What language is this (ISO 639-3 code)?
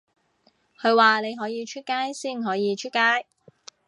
yue